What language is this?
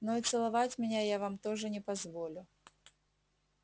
Russian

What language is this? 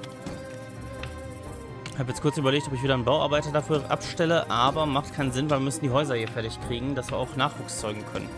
German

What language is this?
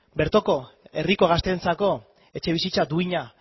Basque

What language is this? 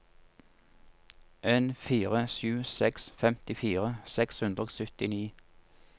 Norwegian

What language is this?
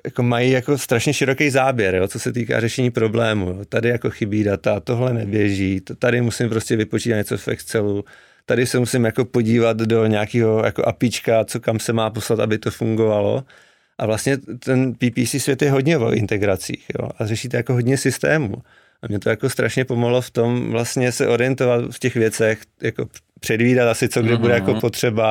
Czech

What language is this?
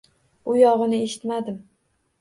Uzbek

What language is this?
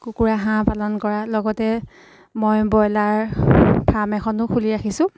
Assamese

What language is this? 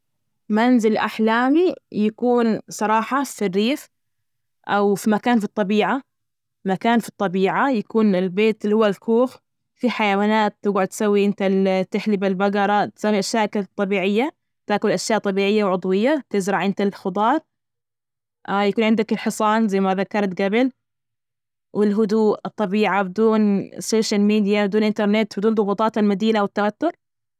Najdi Arabic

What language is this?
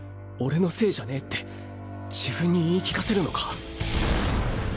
Japanese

